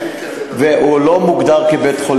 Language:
Hebrew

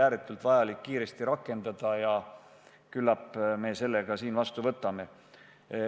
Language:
Estonian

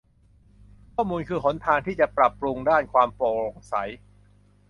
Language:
Thai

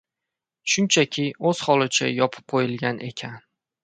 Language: Uzbek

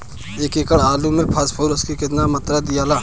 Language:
Bhojpuri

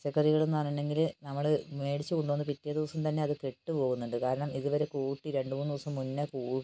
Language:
Malayalam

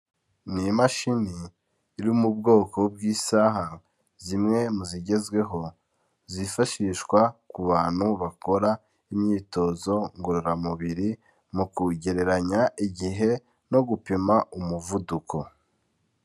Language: Kinyarwanda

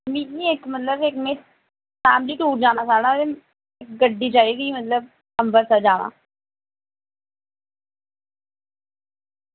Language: Dogri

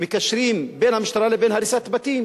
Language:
Hebrew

